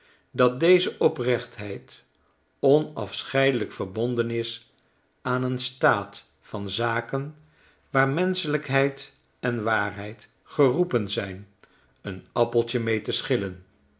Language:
Dutch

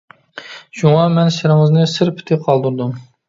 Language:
Uyghur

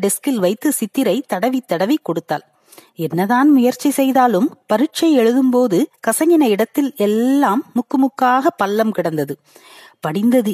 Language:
Tamil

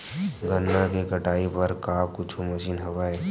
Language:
Chhattisgarhi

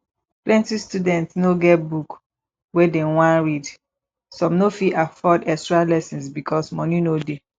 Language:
Nigerian Pidgin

